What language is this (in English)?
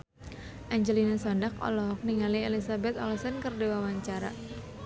Sundanese